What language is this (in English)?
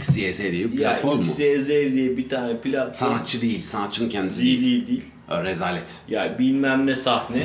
Turkish